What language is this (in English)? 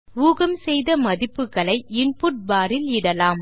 Tamil